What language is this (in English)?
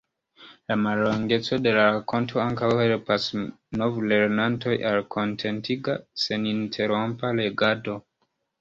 Esperanto